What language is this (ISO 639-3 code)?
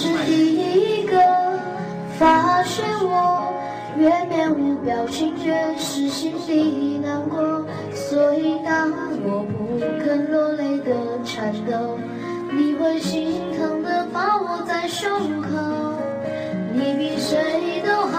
zho